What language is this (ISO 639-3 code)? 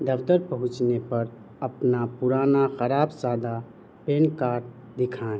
urd